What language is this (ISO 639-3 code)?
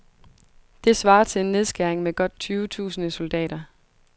dan